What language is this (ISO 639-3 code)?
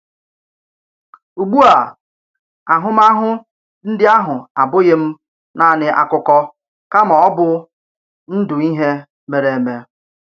ibo